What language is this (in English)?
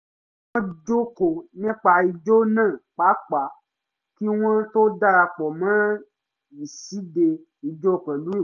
Yoruba